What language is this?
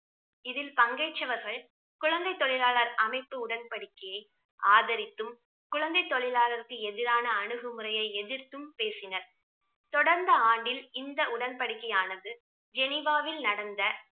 Tamil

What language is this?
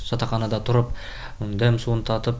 Kazakh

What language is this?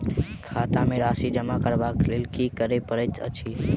Maithili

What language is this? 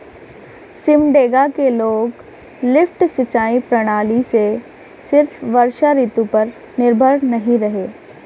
Hindi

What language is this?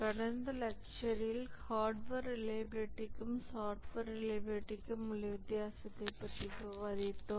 Tamil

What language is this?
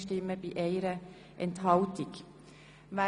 Swiss German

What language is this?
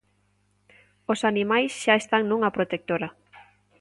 Galician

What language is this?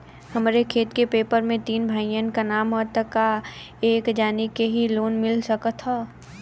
Bhojpuri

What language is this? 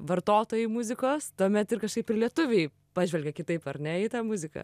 Lithuanian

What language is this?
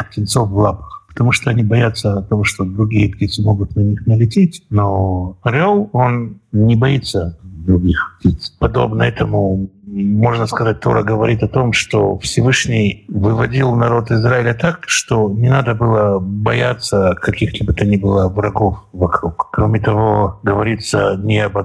Russian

